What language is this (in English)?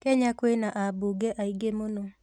Kikuyu